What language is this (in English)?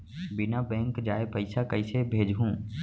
Chhattisgarhi